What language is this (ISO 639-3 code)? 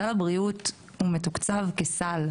heb